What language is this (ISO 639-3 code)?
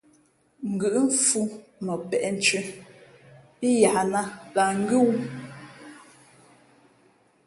fmp